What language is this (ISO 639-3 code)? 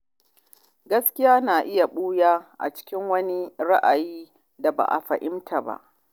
hau